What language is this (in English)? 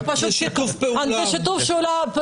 Hebrew